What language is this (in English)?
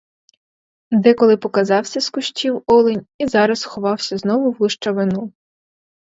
Ukrainian